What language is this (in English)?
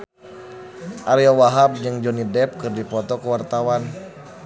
Sundanese